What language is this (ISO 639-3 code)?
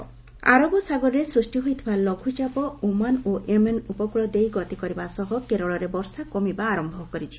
ori